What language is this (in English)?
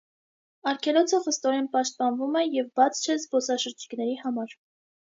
Armenian